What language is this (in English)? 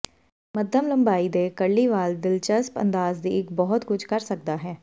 Punjabi